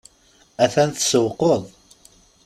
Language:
Kabyle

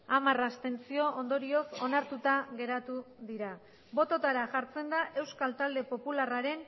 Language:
Basque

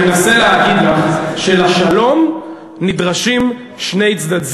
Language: Hebrew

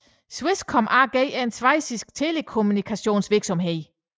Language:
Danish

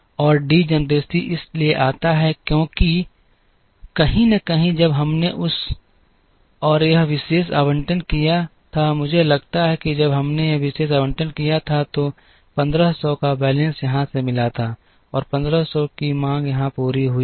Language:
Hindi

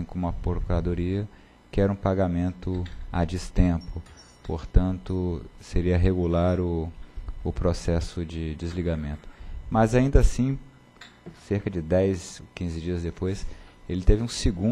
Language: Portuguese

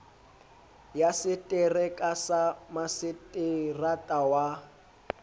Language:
Southern Sotho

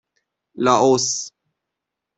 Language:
Persian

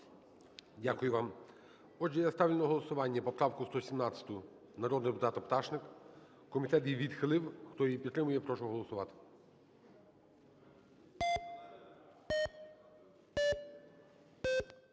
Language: Ukrainian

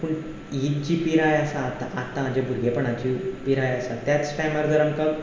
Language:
Konkani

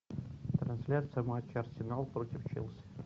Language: Russian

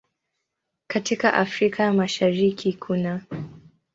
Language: Swahili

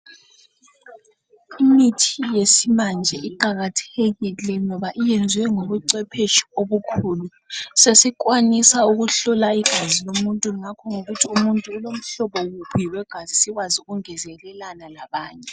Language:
North Ndebele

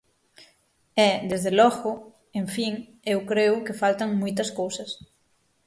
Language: Galician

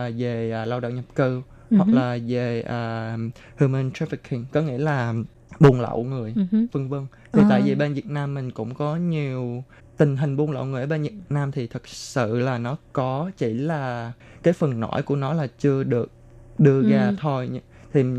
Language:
Vietnamese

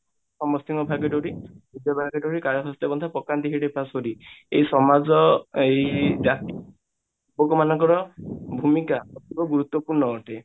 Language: Odia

